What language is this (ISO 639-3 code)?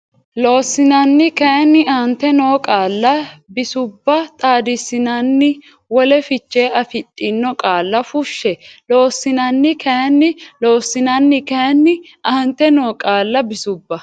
sid